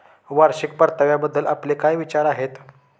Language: Marathi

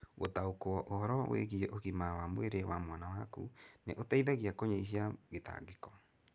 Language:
Kikuyu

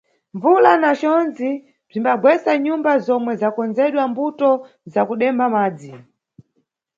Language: Nyungwe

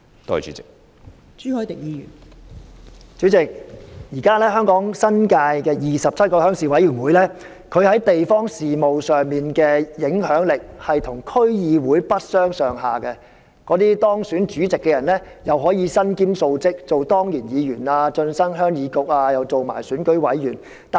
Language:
Cantonese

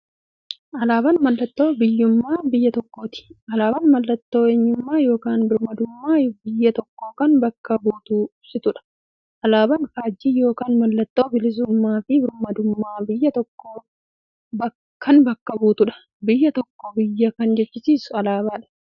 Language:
Oromo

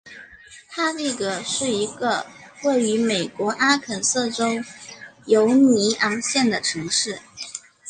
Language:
Chinese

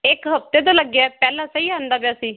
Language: Punjabi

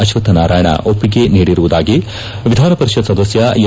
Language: Kannada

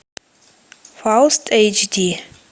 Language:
Russian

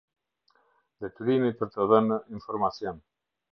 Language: Albanian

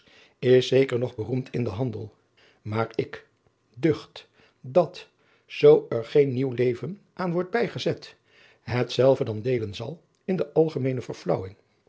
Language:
Dutch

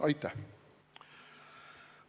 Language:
Estonian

